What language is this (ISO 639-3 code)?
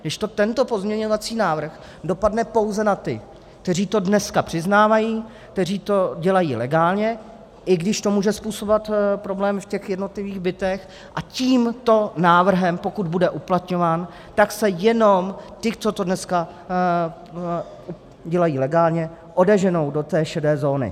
ces